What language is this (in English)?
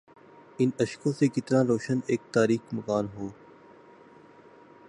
Urdu